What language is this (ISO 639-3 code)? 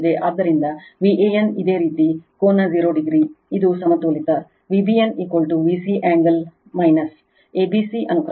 kan